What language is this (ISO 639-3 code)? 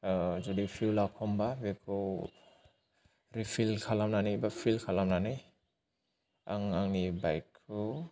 brx